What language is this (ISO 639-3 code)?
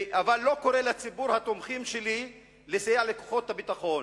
heb